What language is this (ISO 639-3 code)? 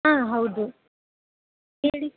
kan